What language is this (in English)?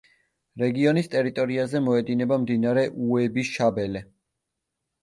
Georgian